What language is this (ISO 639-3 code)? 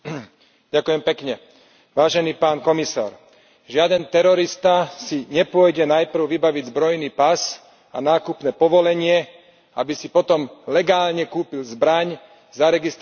slk